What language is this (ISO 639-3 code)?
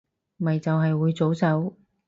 yue